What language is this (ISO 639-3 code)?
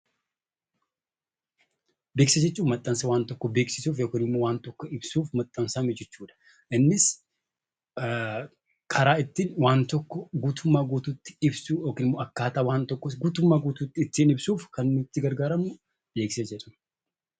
orm